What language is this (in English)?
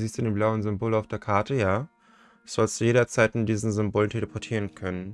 German